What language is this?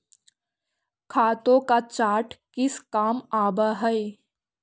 Magahi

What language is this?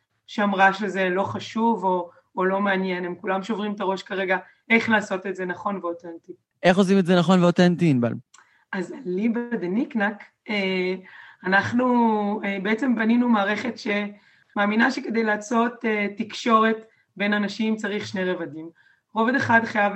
Hebrew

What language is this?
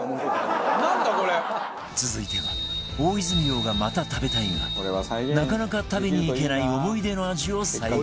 Japanese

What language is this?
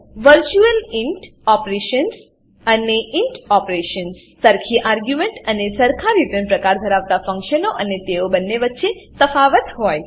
Gujarati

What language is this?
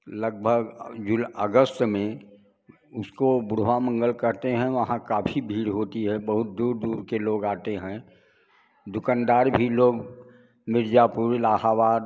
Hindi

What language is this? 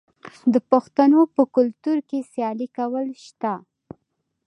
Pashto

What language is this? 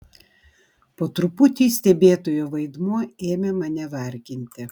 Lithuanian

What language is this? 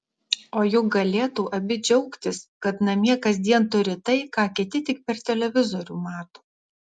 Lithuanian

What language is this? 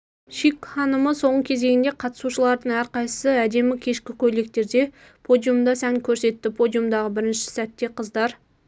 Kazakh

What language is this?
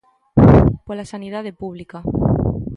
Galician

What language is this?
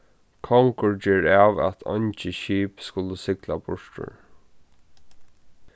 Faroese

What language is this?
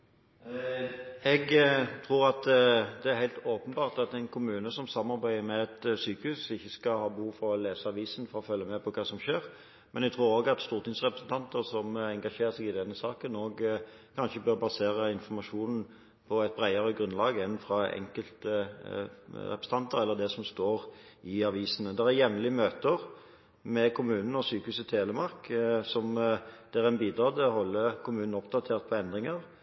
Norwegian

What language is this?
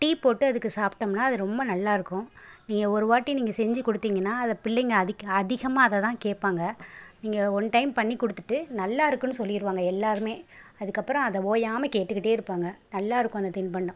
Tamil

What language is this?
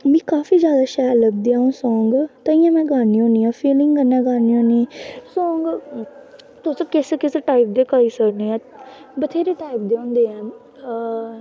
Dogri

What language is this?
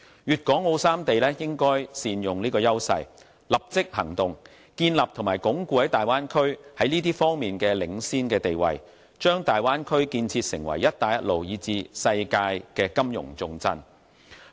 Cantonese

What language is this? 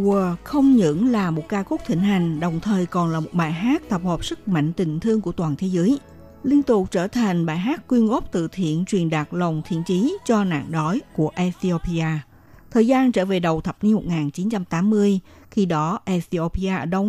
Vietnamese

